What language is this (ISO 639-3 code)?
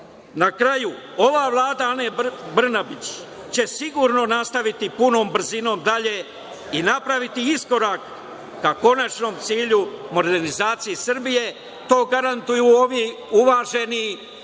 srp